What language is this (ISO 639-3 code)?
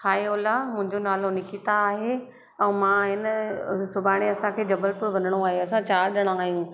snd